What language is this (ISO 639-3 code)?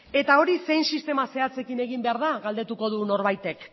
eus